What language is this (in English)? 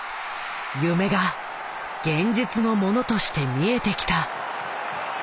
Japanese